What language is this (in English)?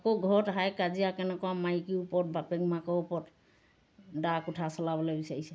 Assamese